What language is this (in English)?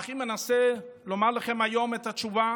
Hebrew